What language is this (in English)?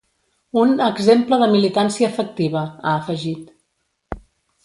Catalan